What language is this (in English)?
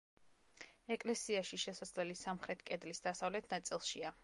Georgian